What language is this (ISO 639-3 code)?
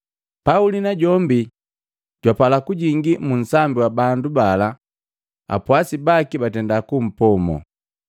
mgv